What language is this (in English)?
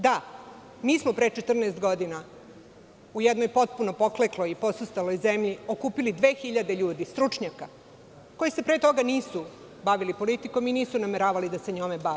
Serbian